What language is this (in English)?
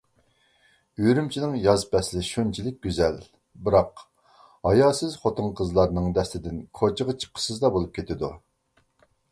Uyghur